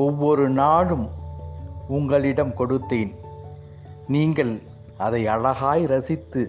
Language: Tamil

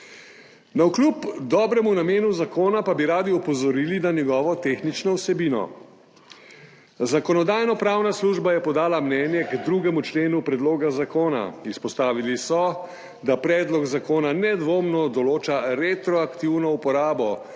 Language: Slovenian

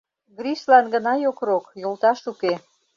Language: Mari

